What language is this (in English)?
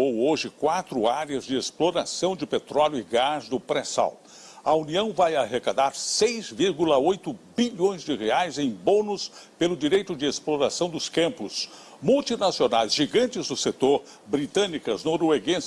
Portuguese